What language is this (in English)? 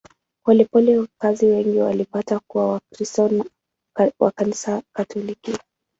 Swahili